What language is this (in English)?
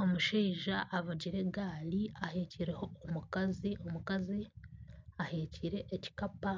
Nyankole